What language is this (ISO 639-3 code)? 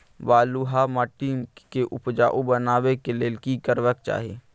mai